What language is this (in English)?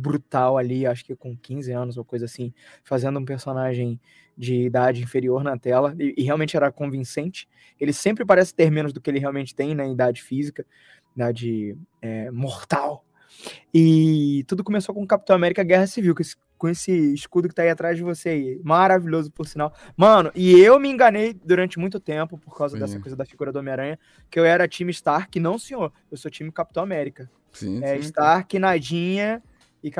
Portuguese